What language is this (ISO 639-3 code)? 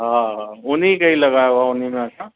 snd